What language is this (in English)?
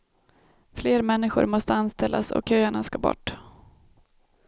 Swedish